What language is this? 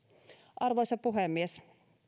Finnish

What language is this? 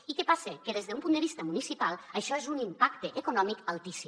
Catalan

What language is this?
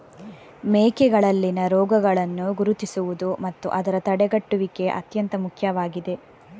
Kannada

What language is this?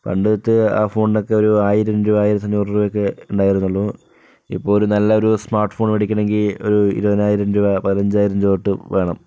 Malayalam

